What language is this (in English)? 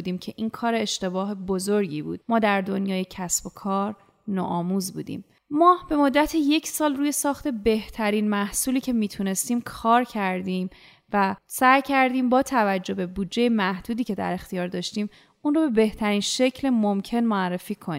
Persian